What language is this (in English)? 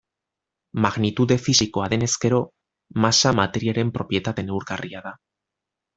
Basque